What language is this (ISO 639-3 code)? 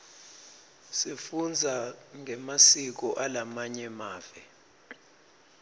ssw